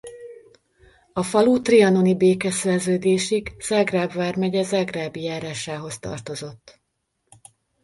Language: Hungarian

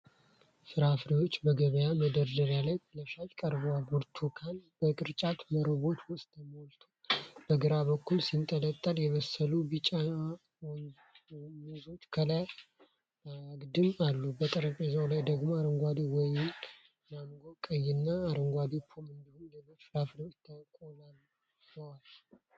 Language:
Amharic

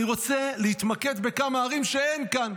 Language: Hebrew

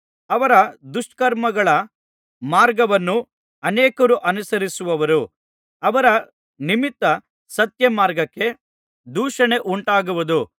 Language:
Kannada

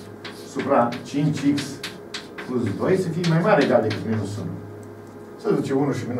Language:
Romanian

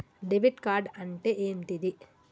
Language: Telugu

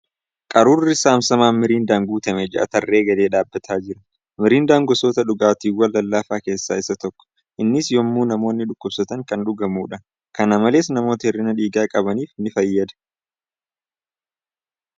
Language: Oromo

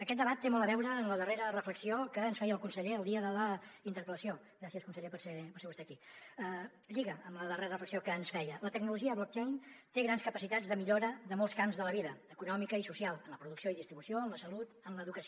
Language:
Catalan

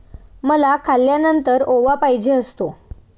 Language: Marathi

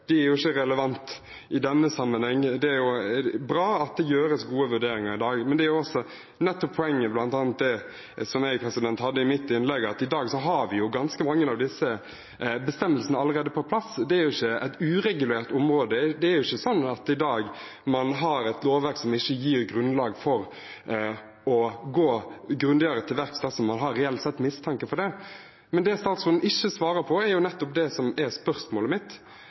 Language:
Norwegian Bokmål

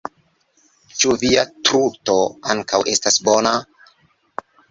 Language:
Esperanto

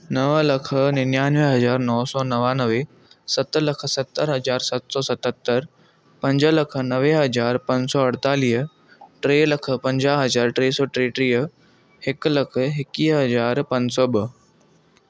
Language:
Sindhi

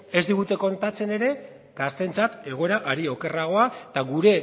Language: Basque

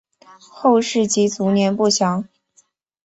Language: Chinese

